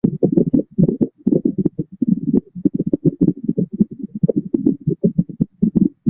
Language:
Chinese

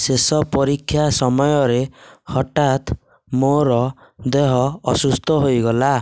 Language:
Odia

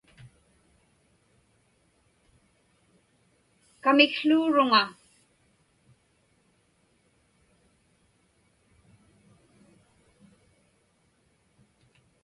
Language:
Inupiaq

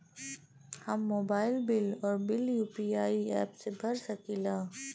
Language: Bhojpuri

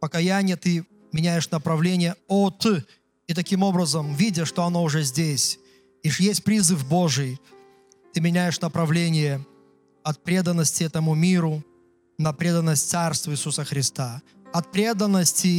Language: Russian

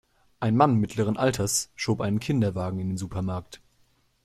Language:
German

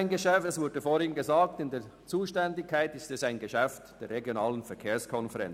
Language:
Swiss German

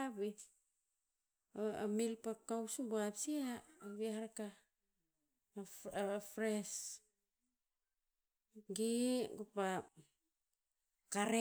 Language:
Tinputz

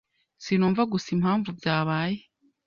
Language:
Kinyarwanda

